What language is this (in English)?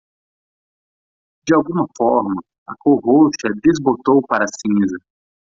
Portuguese